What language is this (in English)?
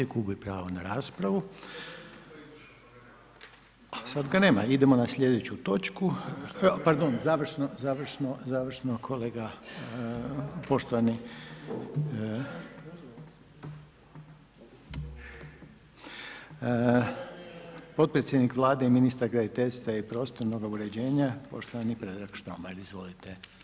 Croatian